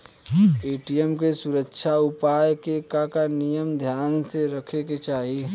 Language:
Bhojpuri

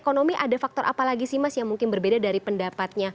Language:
Indonesian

